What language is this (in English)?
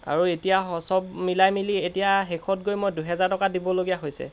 Assamese